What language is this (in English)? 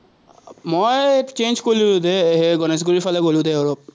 Assamese